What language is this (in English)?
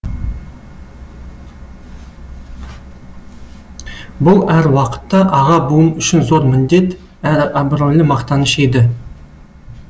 Kazakh